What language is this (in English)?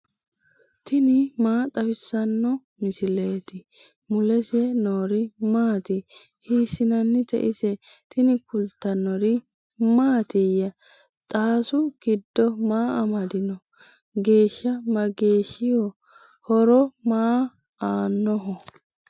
Sidamo